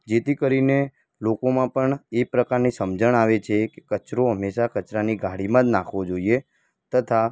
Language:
Gujarati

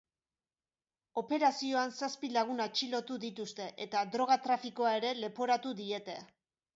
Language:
Basque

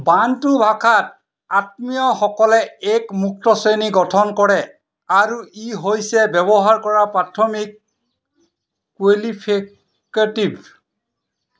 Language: Assamese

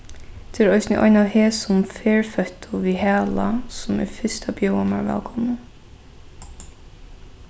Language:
Faroese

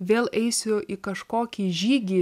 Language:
Lithuanian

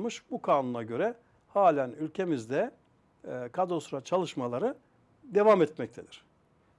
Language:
Turkish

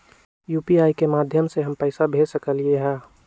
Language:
Magahi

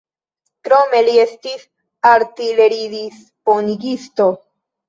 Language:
Esperanto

